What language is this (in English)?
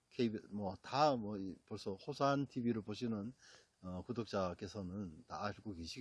Korean